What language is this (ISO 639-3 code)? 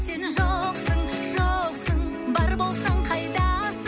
kaz